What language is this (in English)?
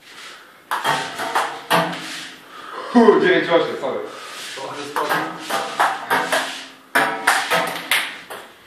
Polish